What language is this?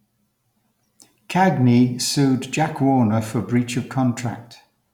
English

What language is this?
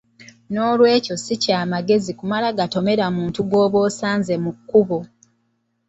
Ganda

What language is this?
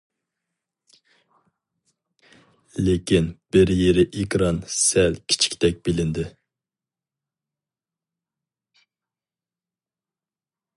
Uyghur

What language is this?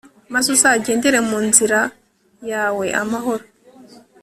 Kinyarwanda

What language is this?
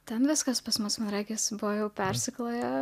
Lithuanian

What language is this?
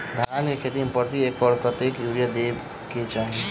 Maithili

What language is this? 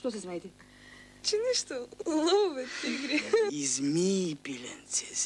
Bulgarian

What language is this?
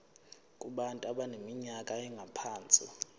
Zulu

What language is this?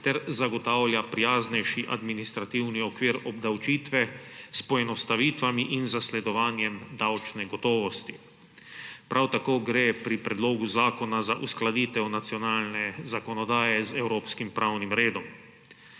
Slovenian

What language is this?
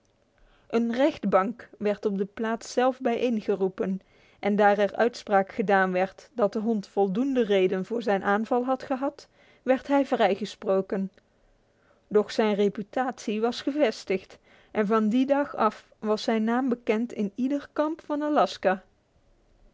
Dutch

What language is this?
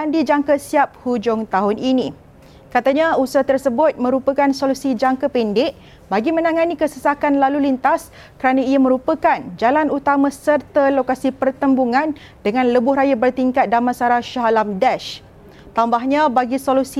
Malay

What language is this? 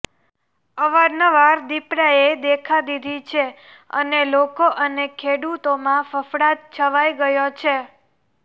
Gujarati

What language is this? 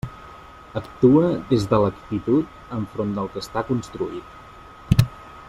Catalan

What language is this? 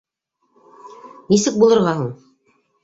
Bashkir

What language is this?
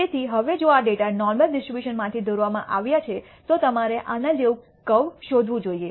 Gujarati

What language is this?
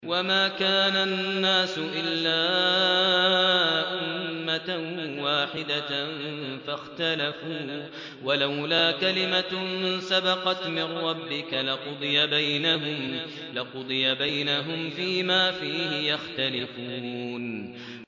Arabic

